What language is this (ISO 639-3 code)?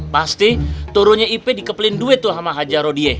ind